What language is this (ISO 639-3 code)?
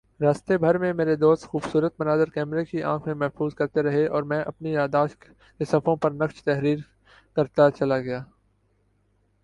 urd